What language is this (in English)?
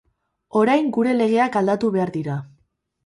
Basque